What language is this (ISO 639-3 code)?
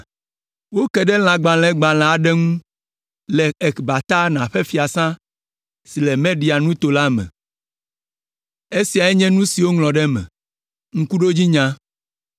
ewe